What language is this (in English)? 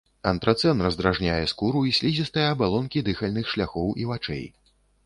Belarusian